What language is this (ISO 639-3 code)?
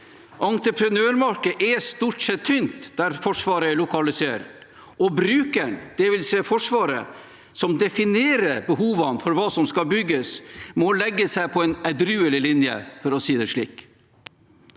nor